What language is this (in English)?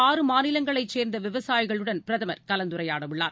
Tamil